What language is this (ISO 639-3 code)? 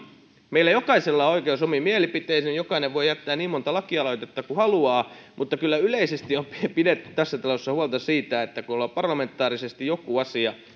fin